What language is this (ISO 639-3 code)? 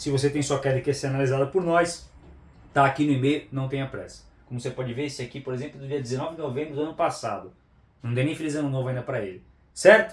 por